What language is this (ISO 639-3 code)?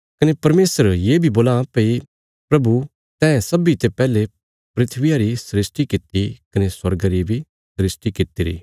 kfs